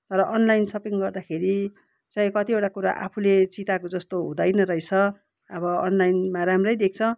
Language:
Nepali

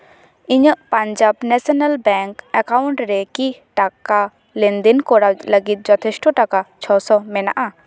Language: Santali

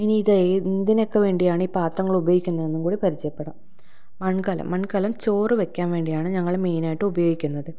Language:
Malayalam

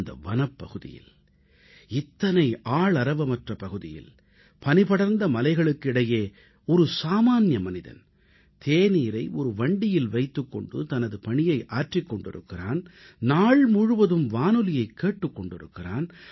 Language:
Tamil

